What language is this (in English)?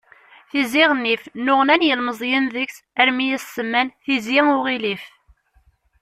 Kabyle